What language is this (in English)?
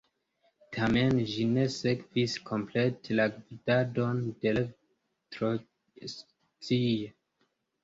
Esperanto